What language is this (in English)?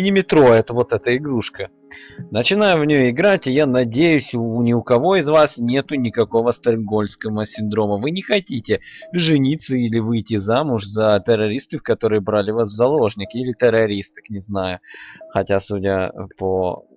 Russian